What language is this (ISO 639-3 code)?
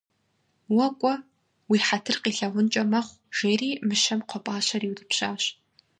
kbd